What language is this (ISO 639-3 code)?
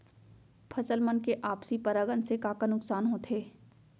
hne